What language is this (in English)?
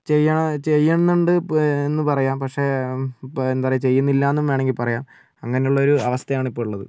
Malayalam